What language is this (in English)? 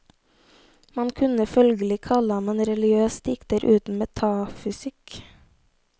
Norwegian